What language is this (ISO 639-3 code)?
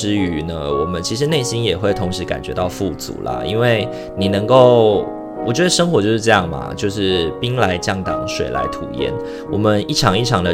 zho